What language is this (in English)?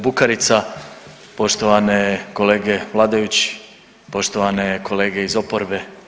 Croatian